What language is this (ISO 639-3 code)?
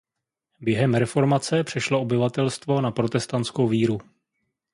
ces